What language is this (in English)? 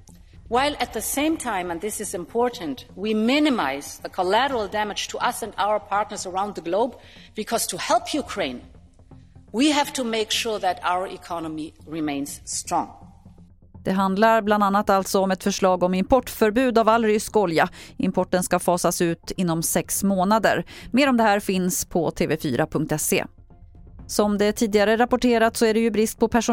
Swedish